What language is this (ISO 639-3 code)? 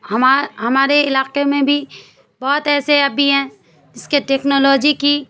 urd